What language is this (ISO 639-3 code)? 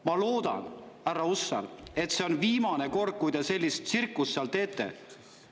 est